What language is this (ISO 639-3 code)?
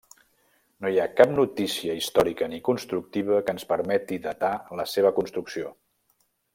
cat